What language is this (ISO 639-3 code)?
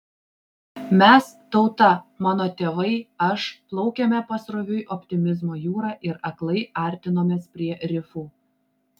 lit